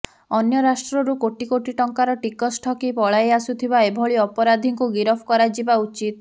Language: Odia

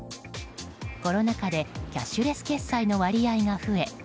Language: Japanese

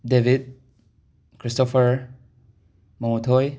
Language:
Manipuri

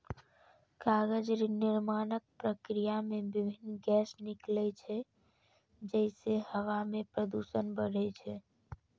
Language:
Maithili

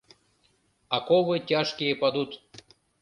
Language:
Mari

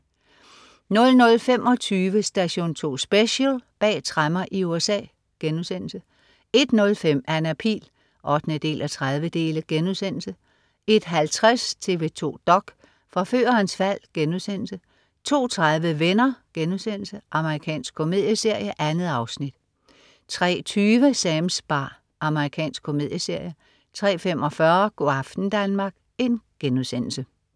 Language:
Danish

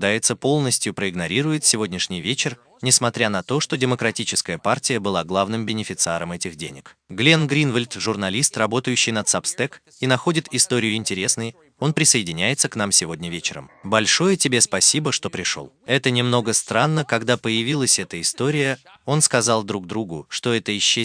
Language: Russian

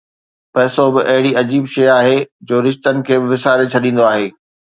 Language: Sindhi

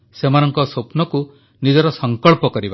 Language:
Odia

